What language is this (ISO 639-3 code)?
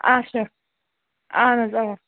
kas